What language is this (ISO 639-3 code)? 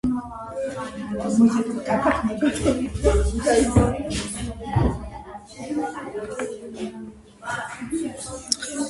kat